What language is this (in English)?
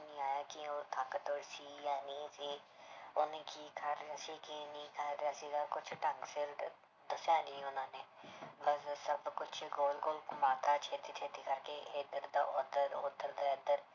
Punjabi